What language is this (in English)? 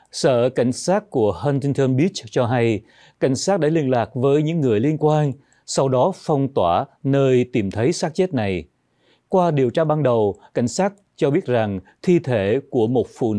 Vietnamese